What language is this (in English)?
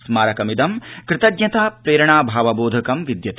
Sanskrit